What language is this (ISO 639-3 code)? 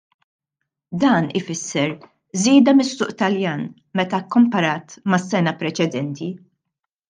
mlt